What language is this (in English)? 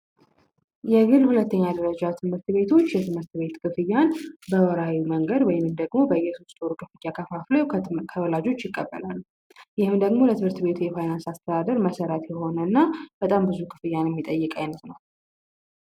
Amharic